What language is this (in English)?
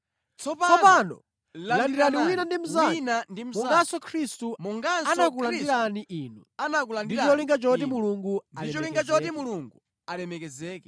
Nyanja